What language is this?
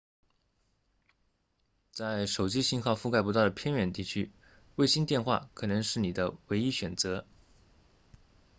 Chinese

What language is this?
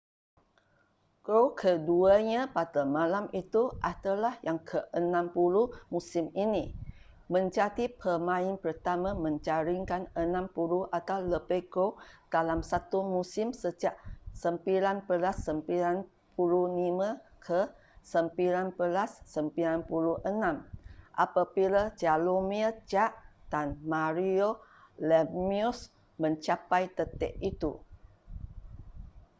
Malay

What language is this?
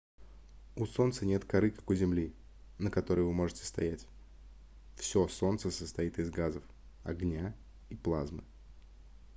Russian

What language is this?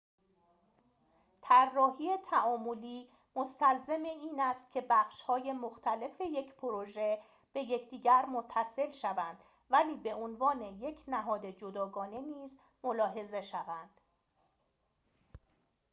Persian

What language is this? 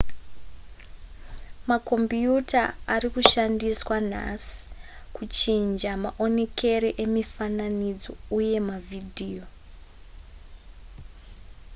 Shona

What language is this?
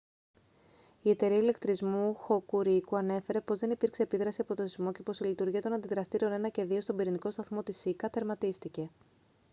Greek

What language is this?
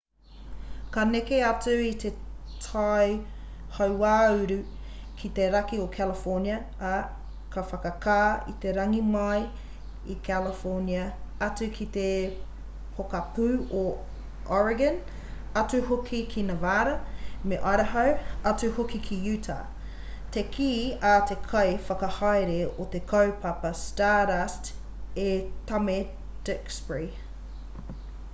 Māori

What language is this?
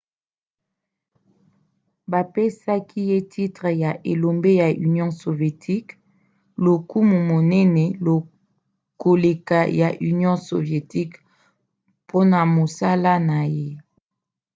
Lingala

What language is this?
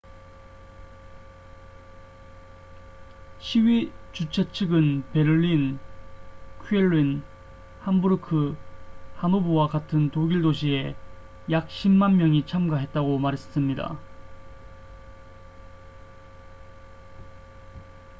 Korean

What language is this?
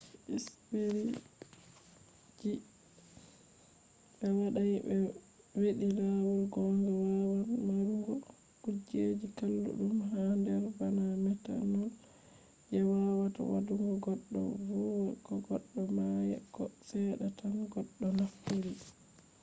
Fula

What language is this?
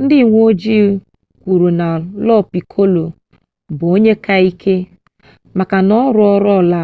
Igbo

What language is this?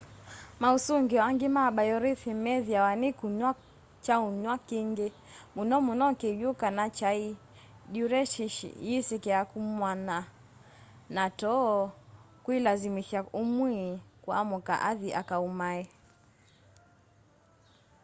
Kamba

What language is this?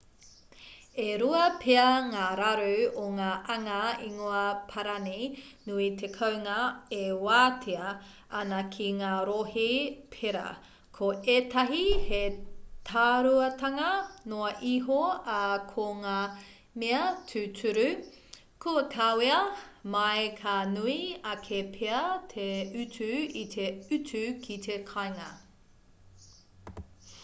Māori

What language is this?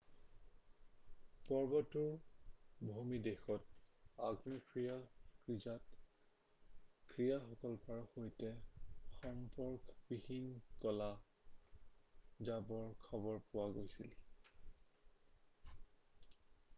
Assamese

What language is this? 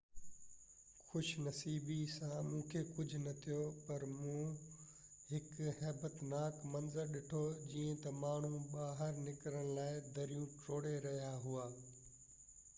Sindhi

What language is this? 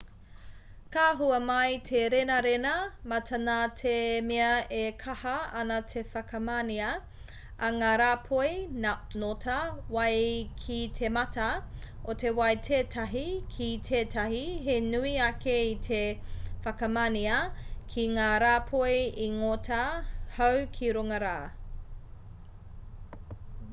Māori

